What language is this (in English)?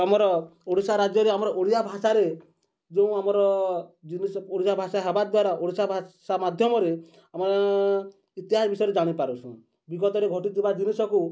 Odia